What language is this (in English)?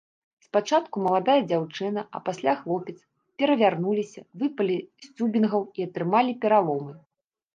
Belarusian